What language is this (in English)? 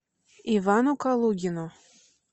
Russian